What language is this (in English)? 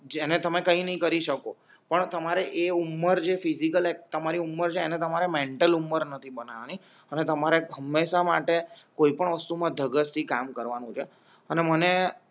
Gujarati